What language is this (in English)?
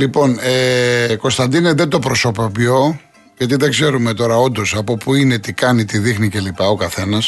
Greek